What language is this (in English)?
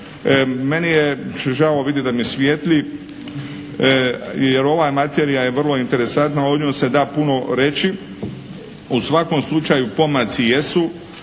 Croatian